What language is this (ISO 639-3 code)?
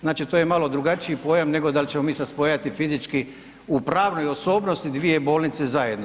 hrv